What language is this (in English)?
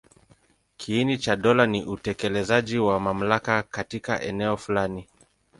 Swahili